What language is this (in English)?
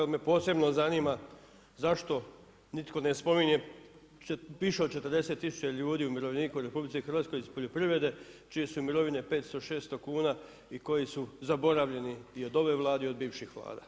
Croatian